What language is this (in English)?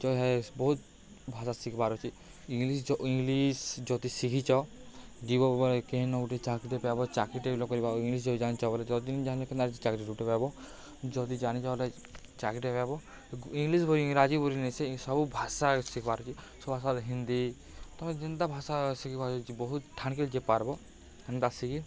Odia